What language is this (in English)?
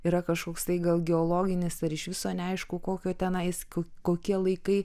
Lithuanian